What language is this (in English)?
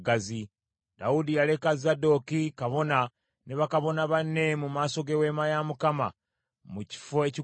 Ganda